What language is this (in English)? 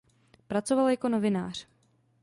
Czech